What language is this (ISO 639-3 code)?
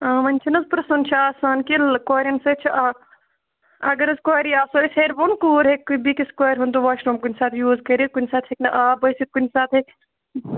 kas